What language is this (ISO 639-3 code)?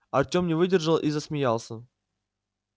rus